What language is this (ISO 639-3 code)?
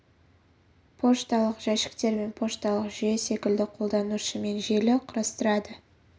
kaz